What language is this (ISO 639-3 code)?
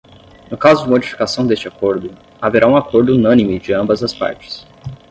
por